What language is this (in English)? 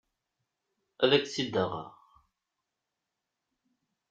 Kabyle